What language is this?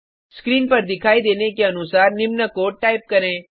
Hindi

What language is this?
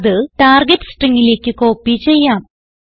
Malayalam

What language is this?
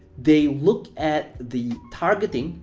English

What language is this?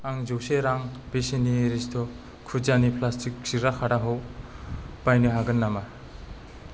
Bodo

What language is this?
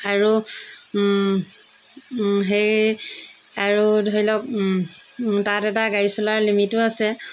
Assamese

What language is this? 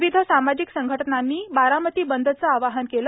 Marathi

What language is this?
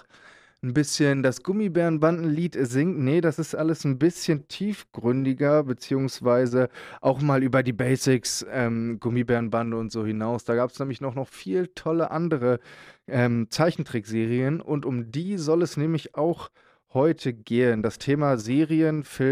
German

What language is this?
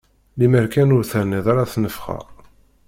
Kabyle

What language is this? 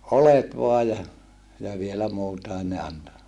Finnish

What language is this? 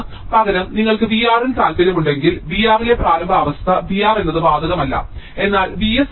Malayalam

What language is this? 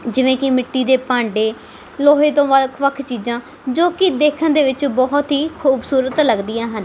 Punjabi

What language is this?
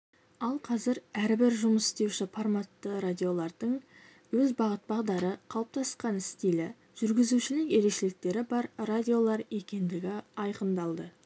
Kazakh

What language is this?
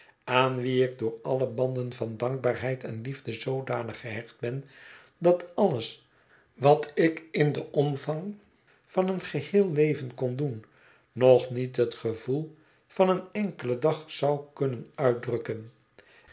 Dutch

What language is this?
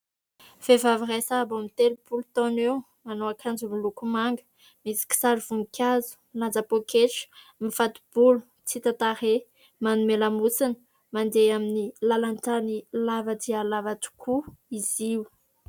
Malagasy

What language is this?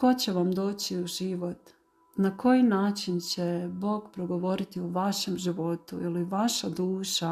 Croatian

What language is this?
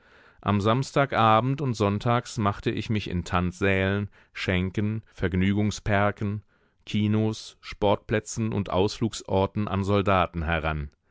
German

